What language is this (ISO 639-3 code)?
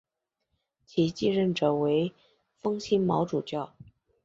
zho